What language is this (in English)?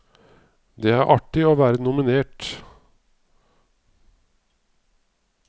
Norwegian